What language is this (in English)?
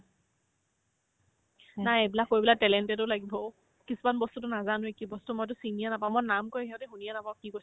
Assamese